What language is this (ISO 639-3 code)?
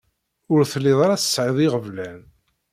kab